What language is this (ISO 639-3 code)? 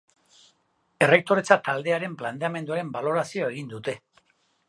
eus